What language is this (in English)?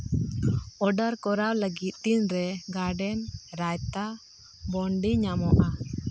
Santali